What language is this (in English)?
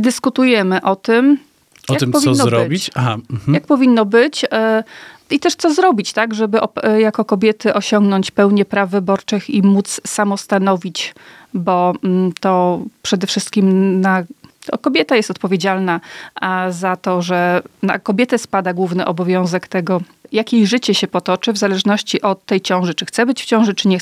Polish